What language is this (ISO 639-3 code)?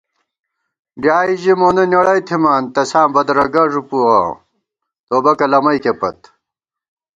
gwt